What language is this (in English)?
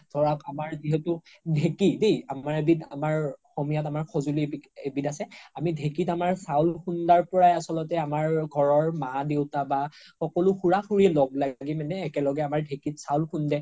Assamese